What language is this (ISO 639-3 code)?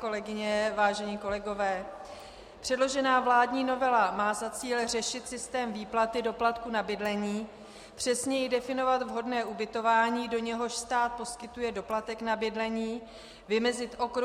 ces